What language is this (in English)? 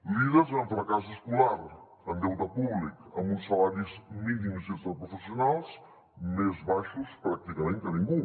Catalan